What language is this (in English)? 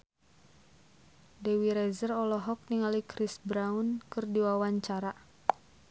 Sundanese